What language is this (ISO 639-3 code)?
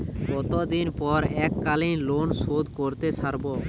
ben